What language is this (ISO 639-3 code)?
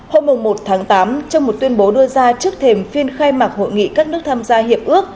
vie